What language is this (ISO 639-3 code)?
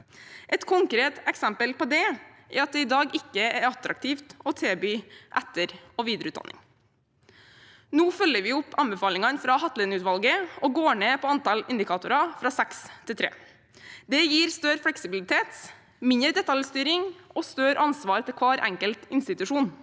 nor